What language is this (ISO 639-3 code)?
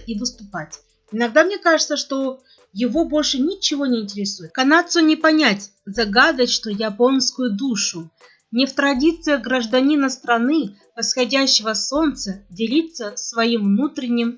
rus